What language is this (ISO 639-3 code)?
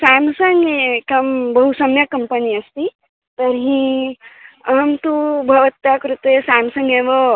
san